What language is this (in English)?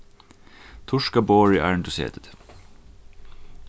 Faroese